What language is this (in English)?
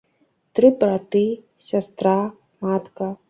Belarusian